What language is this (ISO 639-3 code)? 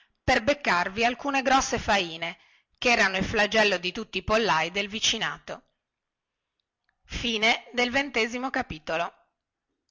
ita